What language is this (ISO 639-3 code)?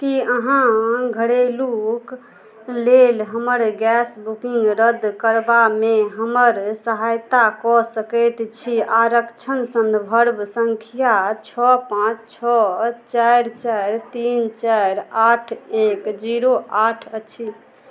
mai